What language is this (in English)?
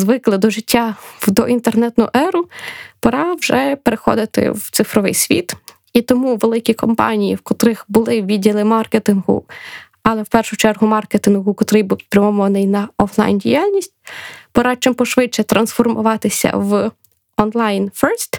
Ukrainian